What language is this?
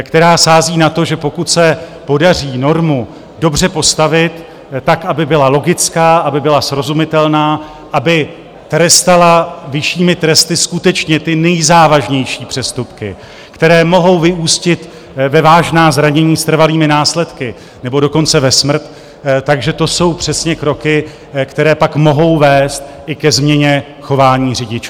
Czech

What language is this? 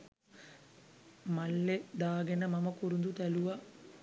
Sinhala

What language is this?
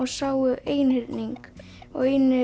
Icelandic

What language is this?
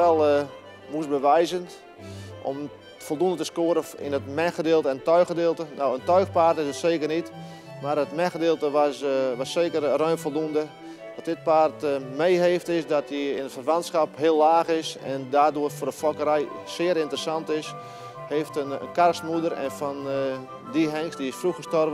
Dutch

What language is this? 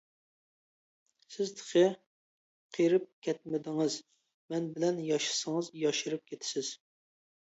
Uyghur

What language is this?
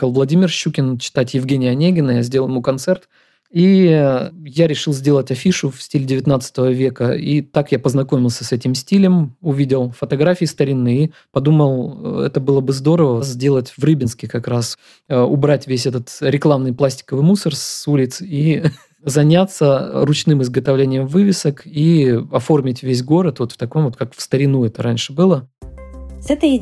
Russian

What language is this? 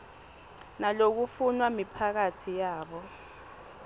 Swati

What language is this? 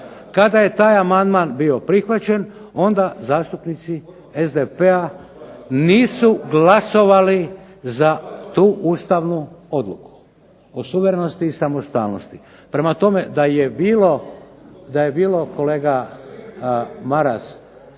Croatian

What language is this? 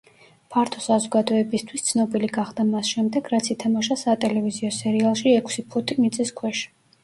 Georgian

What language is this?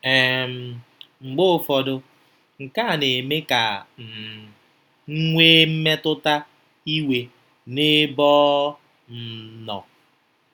Igbo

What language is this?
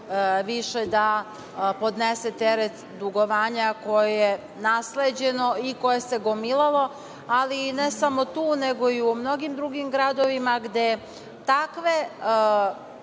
Serbian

